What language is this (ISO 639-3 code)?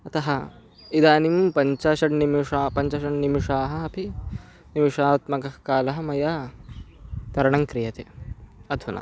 san